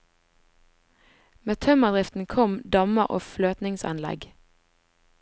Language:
Norwegian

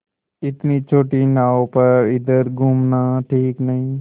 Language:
Hindi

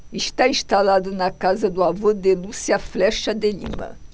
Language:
Portuguese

